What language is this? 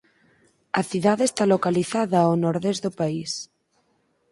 Galician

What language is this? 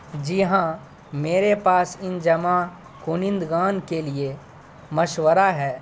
Urdu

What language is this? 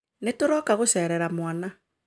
Kikuyu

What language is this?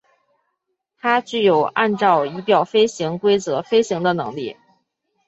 Chinese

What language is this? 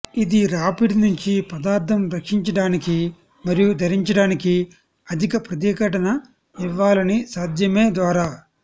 Telugu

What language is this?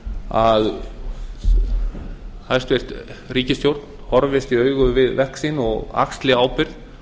Icelandic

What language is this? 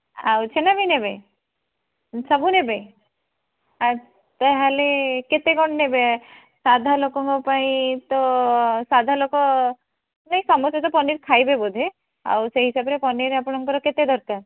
Odia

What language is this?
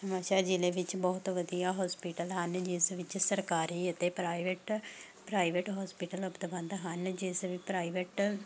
Punjabi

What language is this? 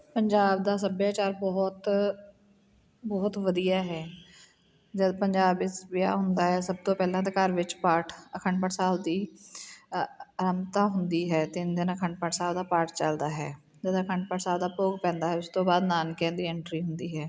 Punjabi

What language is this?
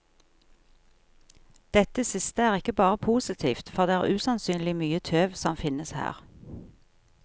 Norwegian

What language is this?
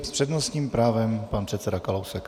Czech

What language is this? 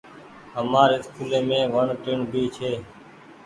Goaria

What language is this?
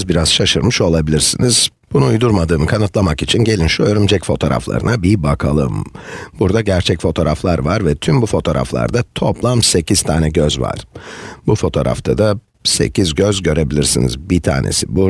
Turkish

